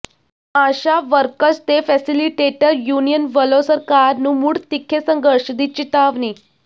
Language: Punjabi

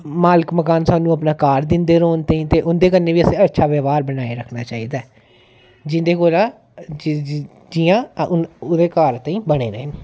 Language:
Dogri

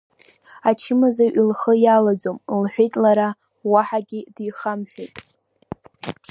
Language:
Abkhazian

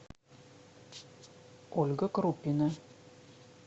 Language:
Russian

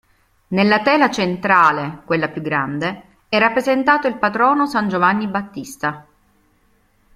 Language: Italian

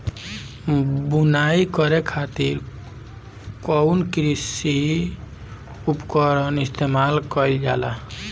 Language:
Bhojpuri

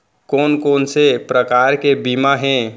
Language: Chhattisgarhi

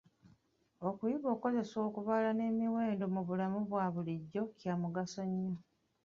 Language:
Ganda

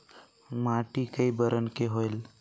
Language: Chhattisgarhi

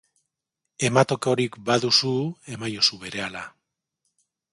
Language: Basque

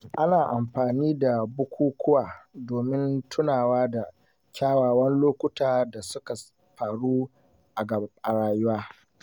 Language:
Hausa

